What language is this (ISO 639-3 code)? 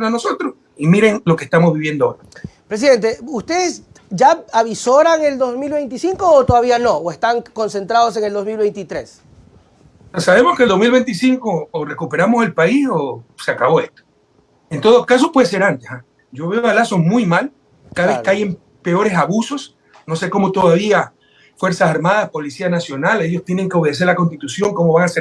spa